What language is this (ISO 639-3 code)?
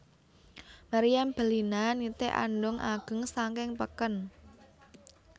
jav